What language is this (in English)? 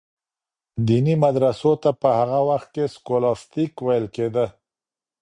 Pashto